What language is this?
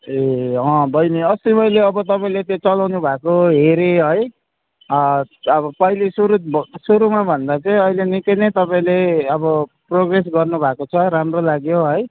Nepali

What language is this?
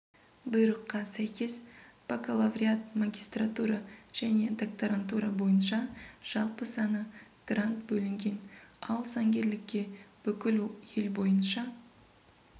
Kazakh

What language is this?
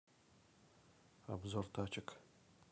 Russian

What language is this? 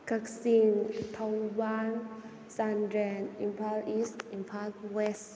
Manipuri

